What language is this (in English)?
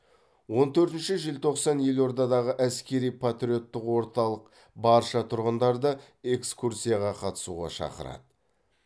Kazakh